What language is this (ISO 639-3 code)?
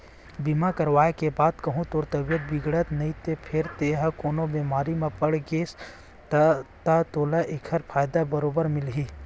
hne